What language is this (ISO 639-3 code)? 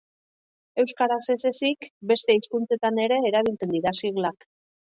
eus